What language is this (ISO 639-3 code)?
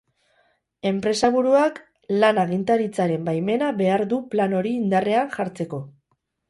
eus